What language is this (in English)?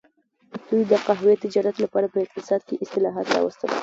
Pashto